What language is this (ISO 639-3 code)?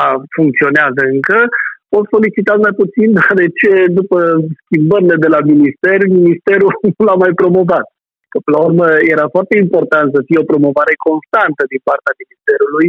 ron